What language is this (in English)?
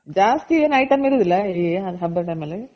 Kannada